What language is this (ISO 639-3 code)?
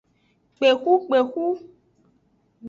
ajg